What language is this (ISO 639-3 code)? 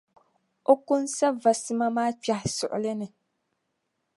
dag